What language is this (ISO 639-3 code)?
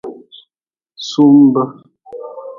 nmz